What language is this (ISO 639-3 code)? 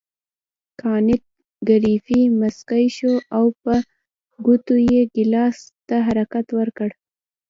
pus